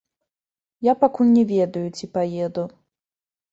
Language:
Belarusian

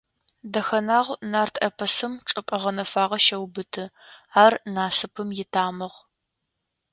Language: Adyghe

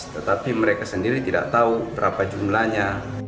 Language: Indonesian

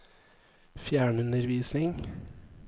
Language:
Norwegian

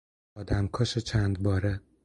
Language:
Persian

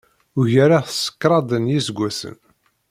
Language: Kabyle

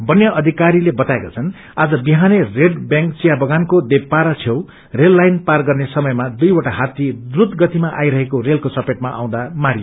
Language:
Nepali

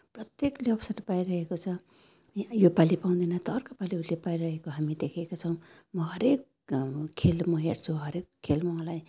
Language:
Nepali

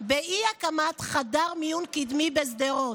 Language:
Hebrew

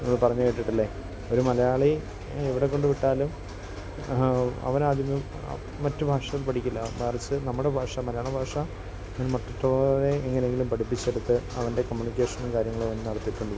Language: Malayalam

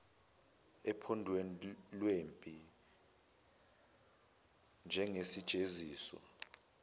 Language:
Zulu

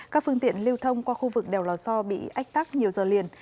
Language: Vietnamese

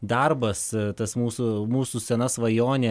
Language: Lithuanian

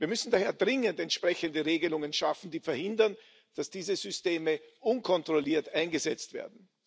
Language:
German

